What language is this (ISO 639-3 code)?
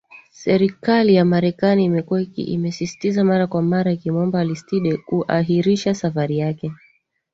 swa